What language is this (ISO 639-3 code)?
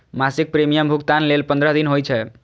mai